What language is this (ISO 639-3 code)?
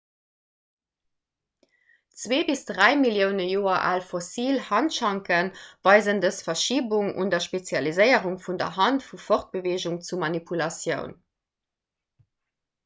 ltz